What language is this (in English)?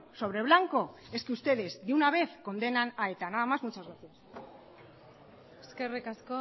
Spanish